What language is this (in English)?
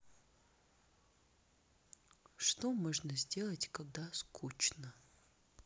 Russian